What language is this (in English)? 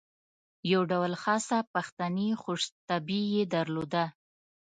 Pashto